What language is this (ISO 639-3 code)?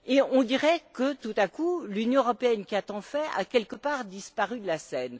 fra